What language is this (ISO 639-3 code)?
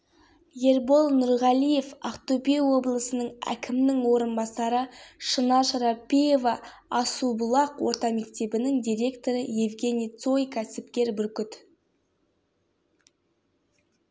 kaz